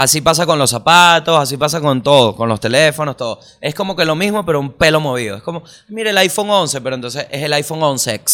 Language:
Spanish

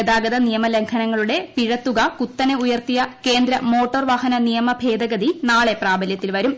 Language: Malayalam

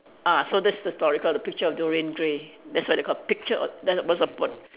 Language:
English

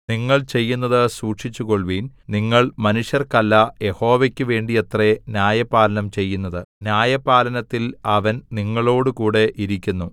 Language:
Malayalam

